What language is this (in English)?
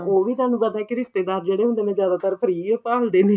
Punjabi